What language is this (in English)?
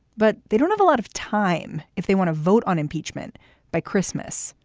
English